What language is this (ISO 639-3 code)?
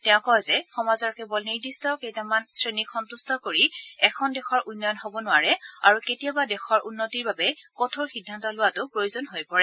asm